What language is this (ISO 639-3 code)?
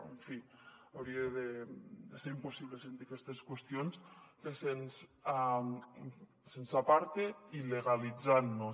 cat